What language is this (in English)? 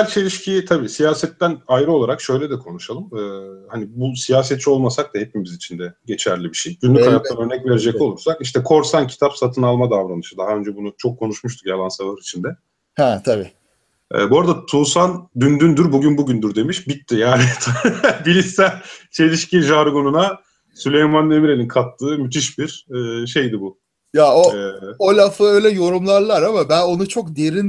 Turkish